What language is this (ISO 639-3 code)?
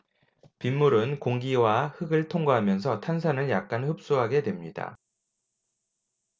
kor